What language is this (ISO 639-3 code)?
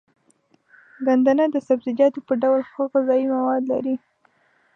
pus